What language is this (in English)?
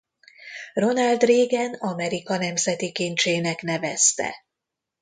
Hungarian